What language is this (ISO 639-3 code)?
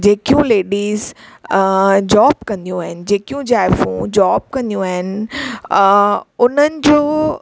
snd